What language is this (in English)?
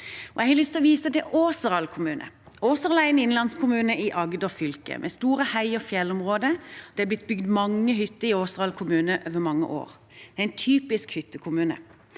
Norwegian